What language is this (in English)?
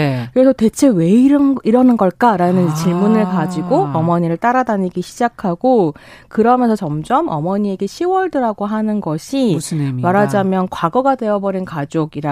Korean